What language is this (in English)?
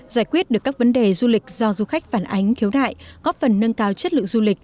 Vietnamese